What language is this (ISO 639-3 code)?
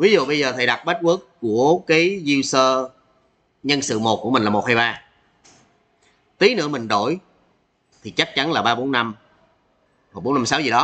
vie